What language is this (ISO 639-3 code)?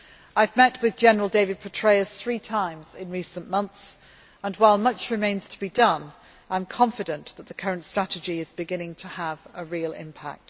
eng